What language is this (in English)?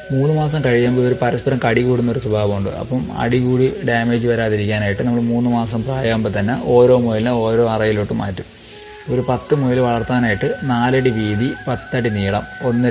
Malayalam